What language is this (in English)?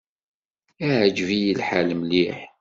Kabyle